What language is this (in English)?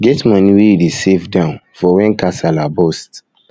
Nigerian Pidgin